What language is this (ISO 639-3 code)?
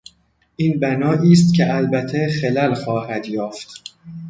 fas